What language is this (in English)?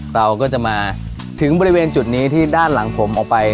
Thai